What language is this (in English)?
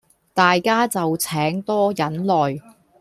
Cantonese